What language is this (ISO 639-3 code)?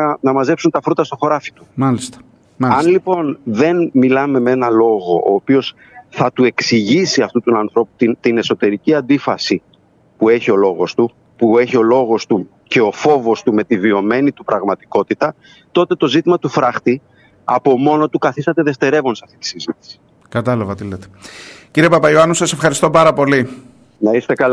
ell